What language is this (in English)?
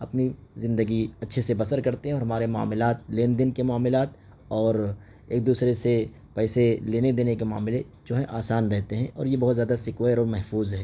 Urdu